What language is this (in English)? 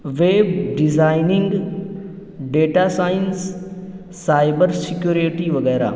Urdu